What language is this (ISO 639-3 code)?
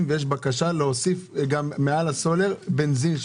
heb